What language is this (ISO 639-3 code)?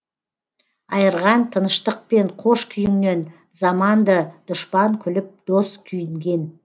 kaz